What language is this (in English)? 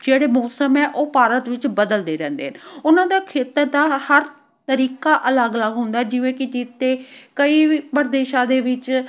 Punjabi